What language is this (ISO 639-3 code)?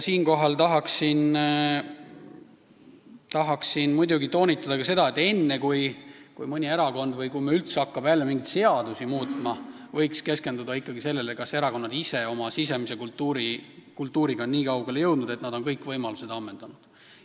est